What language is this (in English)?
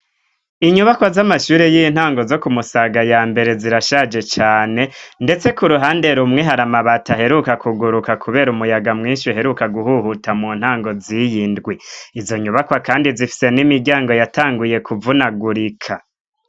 Rundi